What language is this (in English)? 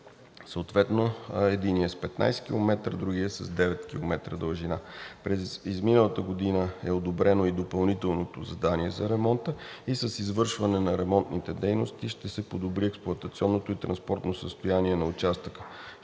Bulgarian